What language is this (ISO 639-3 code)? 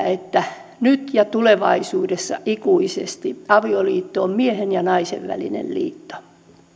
fin